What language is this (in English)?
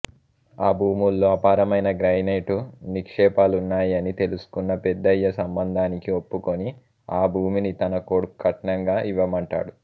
Telugu